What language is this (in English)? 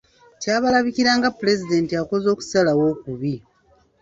Ganda